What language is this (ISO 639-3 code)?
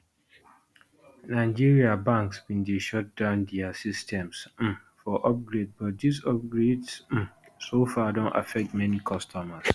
pcm